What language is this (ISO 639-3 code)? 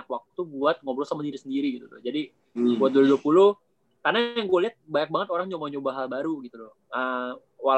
ind